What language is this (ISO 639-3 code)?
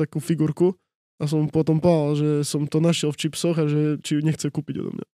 ces